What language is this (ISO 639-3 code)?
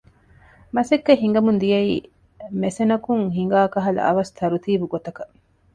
div